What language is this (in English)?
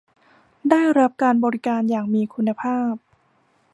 Thai